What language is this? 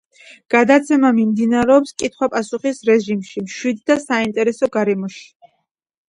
Georgian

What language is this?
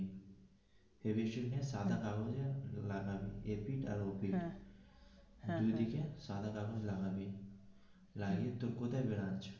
Bangla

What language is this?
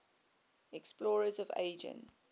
English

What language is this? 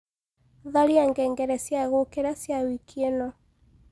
Kikuyu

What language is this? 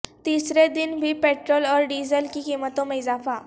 Urdu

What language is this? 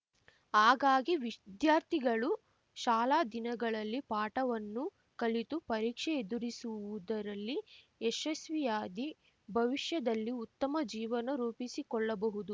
Kannada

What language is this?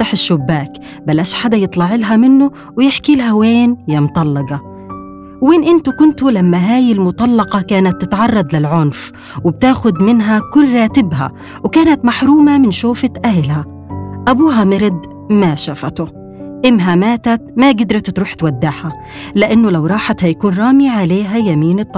Arabic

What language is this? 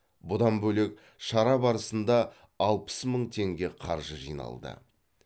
Kazakh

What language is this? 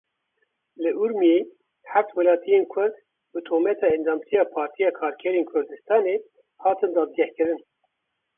Kurdish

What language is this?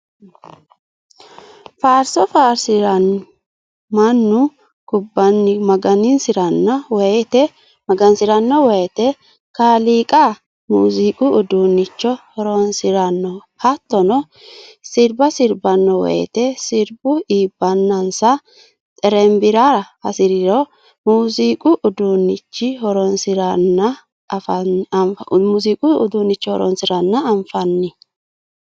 Sidamo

